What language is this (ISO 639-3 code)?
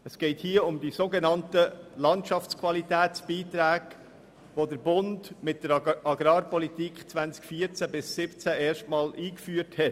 gsw